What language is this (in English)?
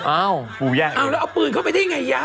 Thai